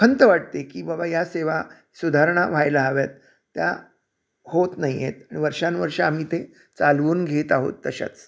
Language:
Marathi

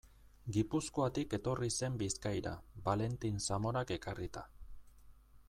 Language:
Basque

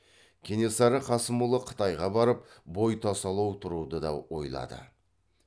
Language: Kazakh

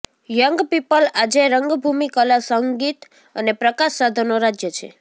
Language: Gujarati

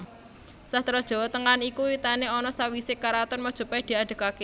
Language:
Javanese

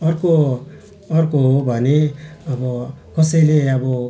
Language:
Nepali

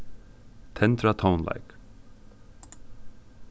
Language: Faroese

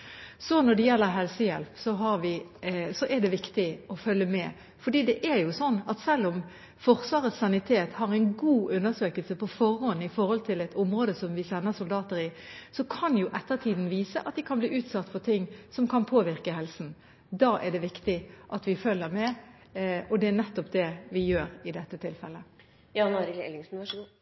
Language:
Norwegian Bokmål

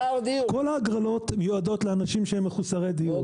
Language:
Hebrew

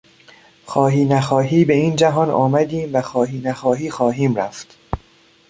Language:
Persian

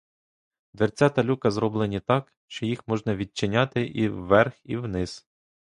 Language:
Ukrainian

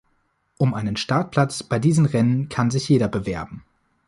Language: German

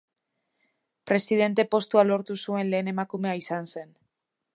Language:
Basque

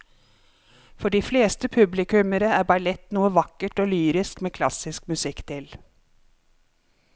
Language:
Norwegian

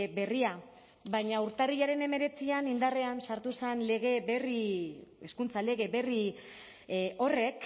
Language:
Basque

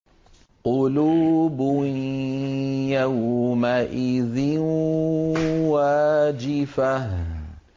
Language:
Arabic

